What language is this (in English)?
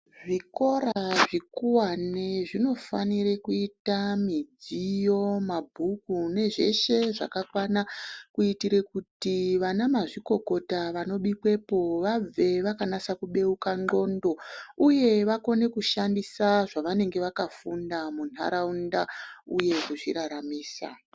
Ndau